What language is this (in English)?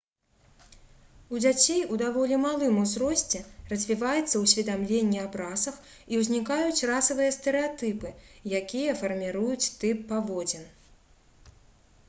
Belarusian